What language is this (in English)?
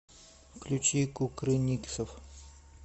Russian